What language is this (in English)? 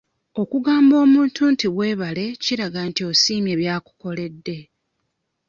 Ganda